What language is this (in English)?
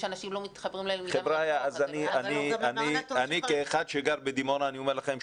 Hebrew